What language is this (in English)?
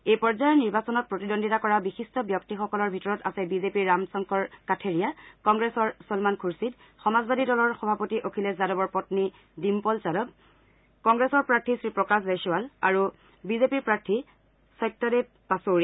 Assamese